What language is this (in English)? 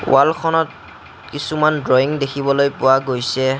Assamese